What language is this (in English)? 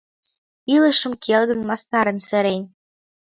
Mari